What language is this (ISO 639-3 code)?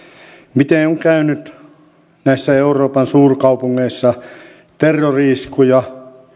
fin